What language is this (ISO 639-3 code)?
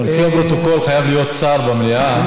heb